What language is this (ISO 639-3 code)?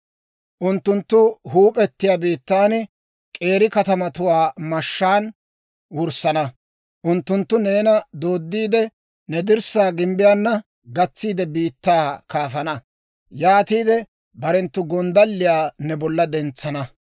dwr